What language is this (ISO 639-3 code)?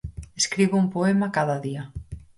glg